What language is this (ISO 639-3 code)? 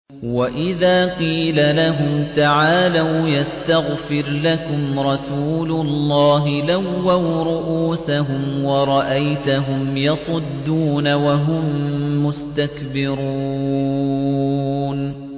ara